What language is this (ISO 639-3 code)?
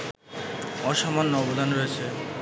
ben